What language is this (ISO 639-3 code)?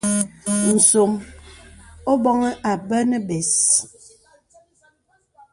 beb